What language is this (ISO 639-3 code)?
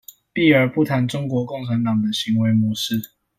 zho